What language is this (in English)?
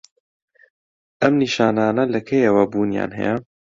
Central Kurdish